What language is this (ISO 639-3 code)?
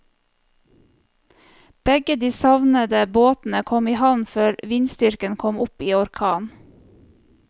nor